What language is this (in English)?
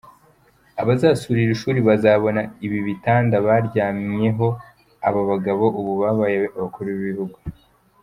Kinyarwanda